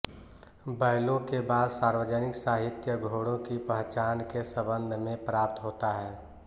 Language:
Hindi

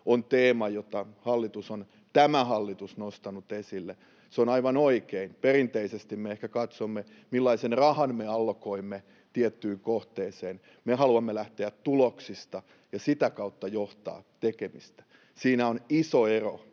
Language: Finnish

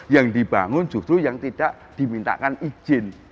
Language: Indonesian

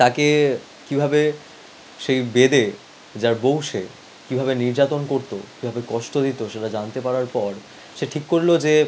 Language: Bangla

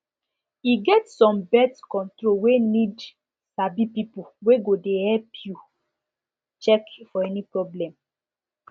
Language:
Nigerian Pidgin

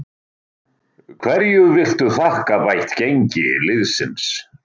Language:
Icelandic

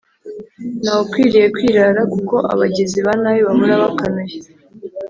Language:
Kinyarwanda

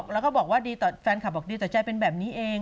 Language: Thai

